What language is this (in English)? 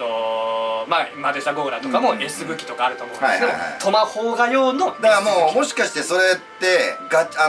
Japanese